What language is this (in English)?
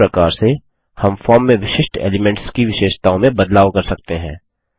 Hindi